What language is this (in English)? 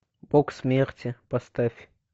Russian